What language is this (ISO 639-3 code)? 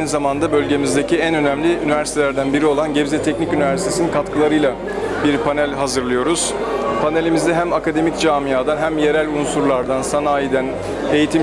tur